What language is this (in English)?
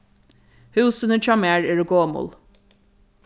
Faroese